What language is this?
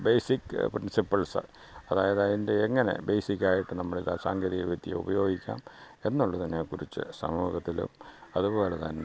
Malayalam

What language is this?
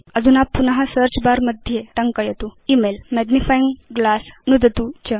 Sanskrit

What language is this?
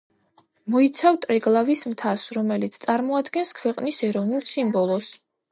Georgian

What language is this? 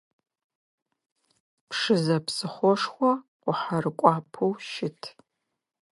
Adyghe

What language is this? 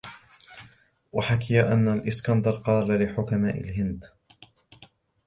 Arabic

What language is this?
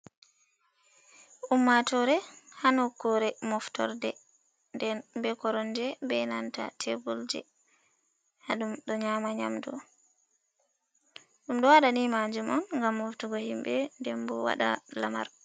Fula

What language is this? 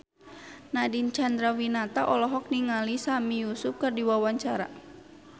Sundanese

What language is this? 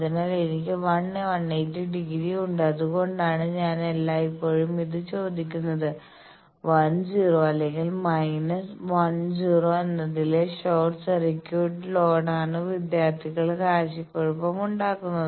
Malayalam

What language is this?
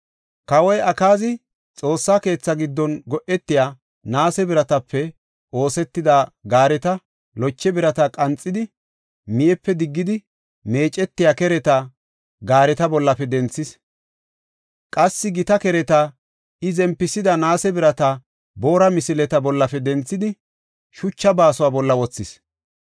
Gofa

